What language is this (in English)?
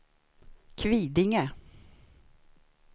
Swedish